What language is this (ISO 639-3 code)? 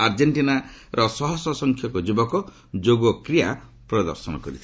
ori